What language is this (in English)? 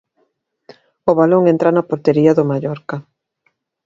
Galician